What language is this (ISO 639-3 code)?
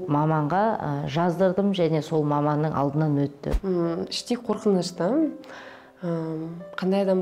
rus